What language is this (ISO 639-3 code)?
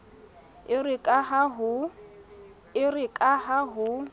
sot